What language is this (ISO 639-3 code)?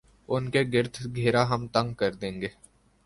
urd